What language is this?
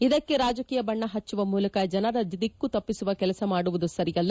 Kannada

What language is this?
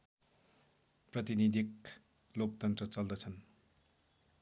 Nepali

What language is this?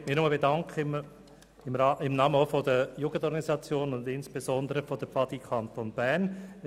Swiss German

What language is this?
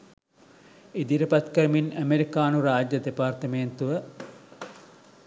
Sinhala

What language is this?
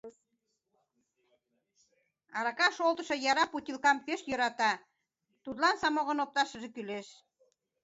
Mari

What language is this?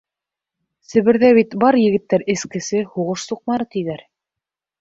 Bashkir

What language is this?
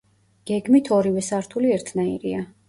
Georgian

